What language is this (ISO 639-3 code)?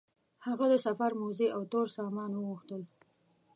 pus